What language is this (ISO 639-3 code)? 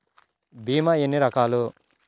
tel